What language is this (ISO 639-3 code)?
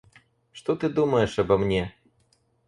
rus